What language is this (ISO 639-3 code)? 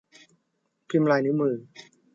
tha